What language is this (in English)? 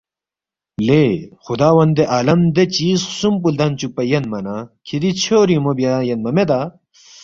Balti